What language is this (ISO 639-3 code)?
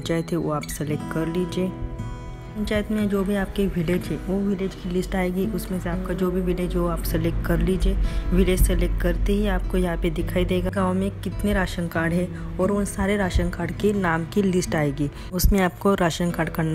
hin